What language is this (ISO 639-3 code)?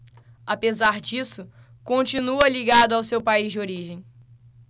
por